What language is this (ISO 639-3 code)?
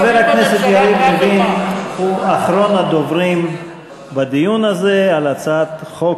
heb